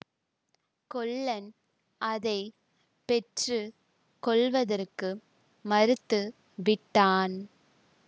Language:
Tamil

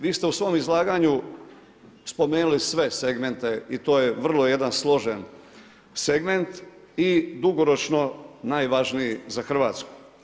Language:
Croatian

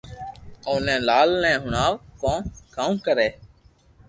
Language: Loarki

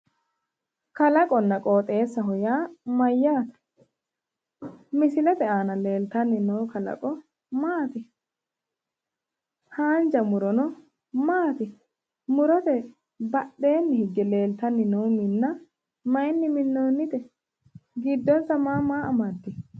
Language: Sidamo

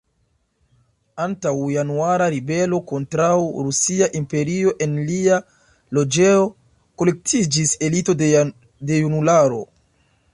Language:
Esperanto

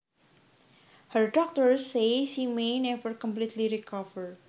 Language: Javanese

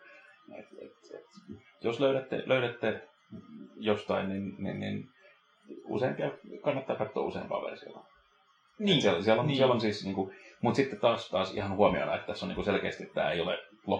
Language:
Finnish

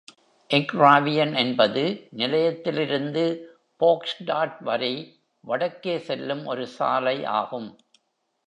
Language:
Tamil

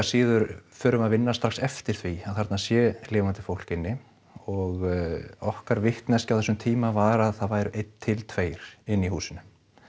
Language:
Icelandic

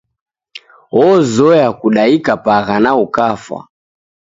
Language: Taita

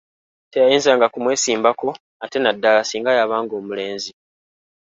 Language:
Ganda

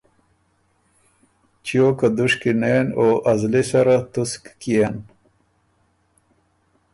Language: Ormuri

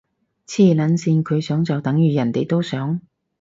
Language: Cantonese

